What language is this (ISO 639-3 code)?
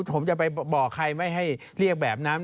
tha